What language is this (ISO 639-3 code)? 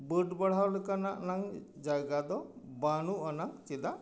sat